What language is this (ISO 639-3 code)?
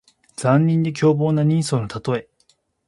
jpn